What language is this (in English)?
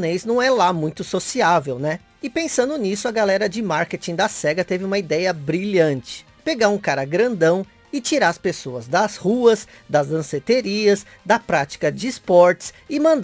Portuguese